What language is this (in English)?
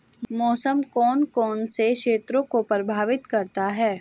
Hindi